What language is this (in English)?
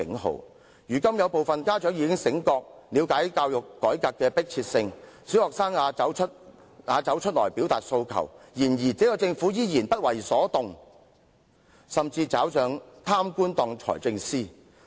Cantonese